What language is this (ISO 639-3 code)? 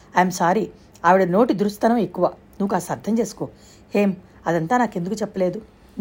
tel